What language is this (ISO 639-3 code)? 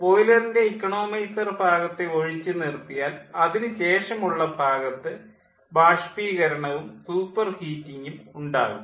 mal